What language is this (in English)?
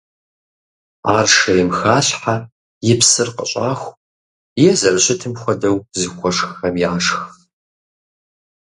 Kabardian